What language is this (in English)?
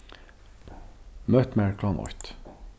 Faroese